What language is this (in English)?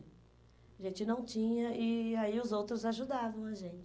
Portuguese